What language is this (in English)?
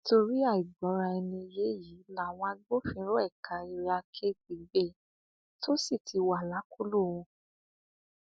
Yoruba